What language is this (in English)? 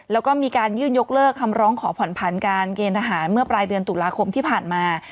Thai